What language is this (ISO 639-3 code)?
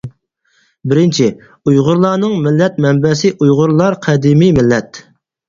uig